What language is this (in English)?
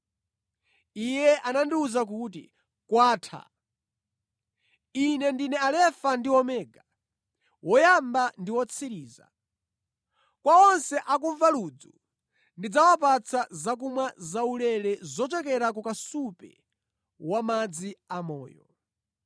Nyanja